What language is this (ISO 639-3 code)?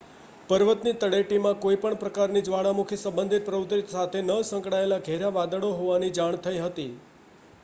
guj